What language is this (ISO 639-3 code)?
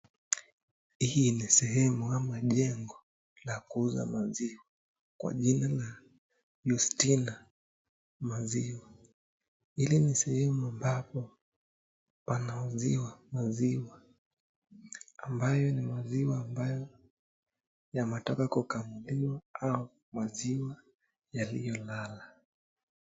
swa